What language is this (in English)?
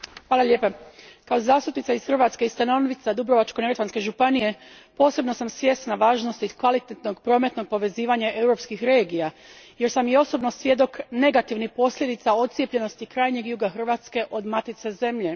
Croatian